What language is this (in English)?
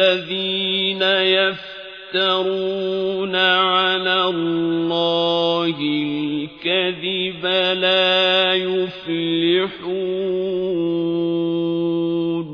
Arabic